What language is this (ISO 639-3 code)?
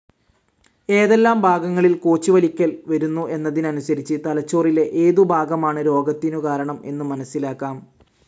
mal